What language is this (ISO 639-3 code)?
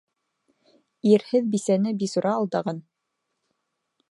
bak